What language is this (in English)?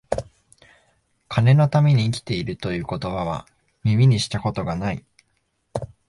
Japanese